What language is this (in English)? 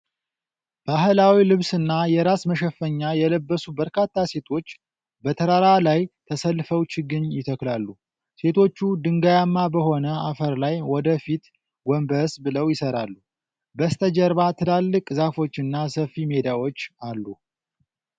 Amharic